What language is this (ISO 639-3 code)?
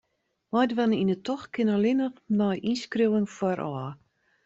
fry